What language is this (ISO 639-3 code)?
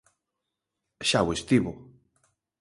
glg